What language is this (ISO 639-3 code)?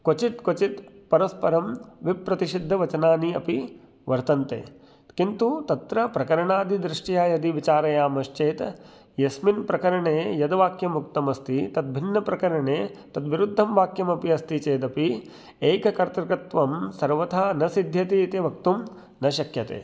san